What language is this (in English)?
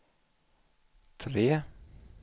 Swedish